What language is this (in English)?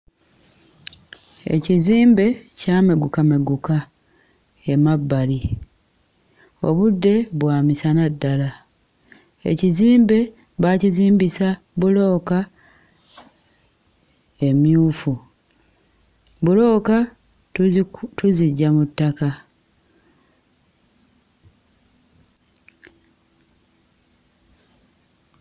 Ganda